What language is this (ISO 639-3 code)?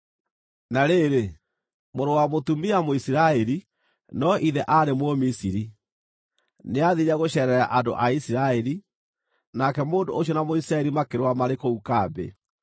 kik